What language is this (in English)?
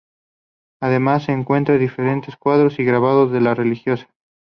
Spanish